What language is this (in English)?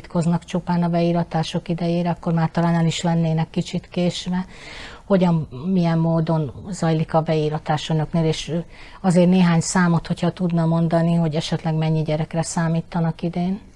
Hungarian